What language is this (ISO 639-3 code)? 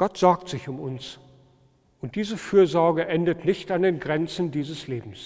deu